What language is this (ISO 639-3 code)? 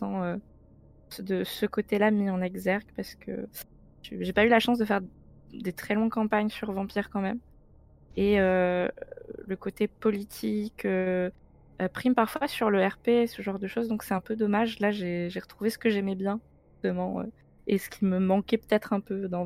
fra